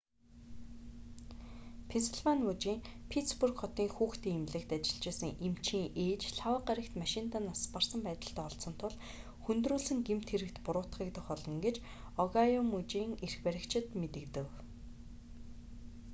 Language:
Mongolian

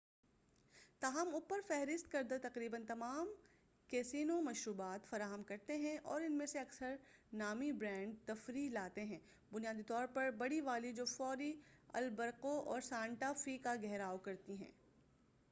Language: Urdu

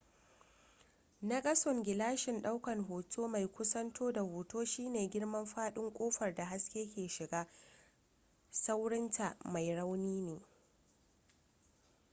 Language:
Hausa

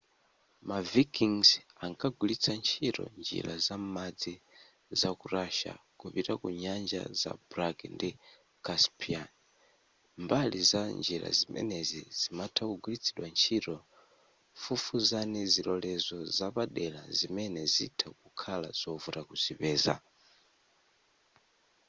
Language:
Nyanja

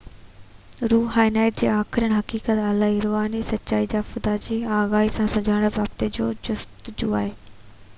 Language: Sindhi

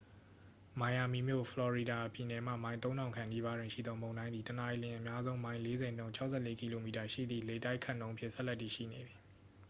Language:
Burmese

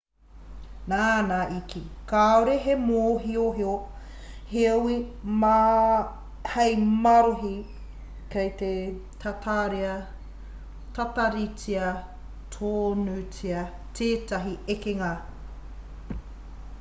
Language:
Māori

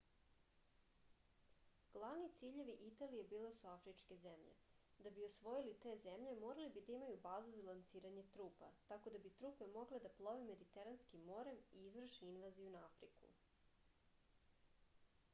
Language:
Serbian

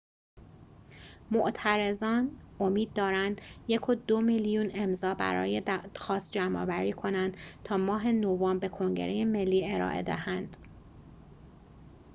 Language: Persian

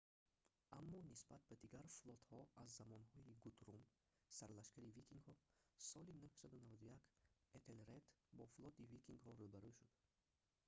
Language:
Tajik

